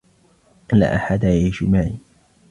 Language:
Arabic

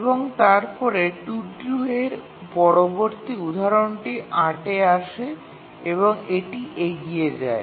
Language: Bangla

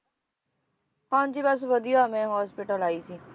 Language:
Punjabi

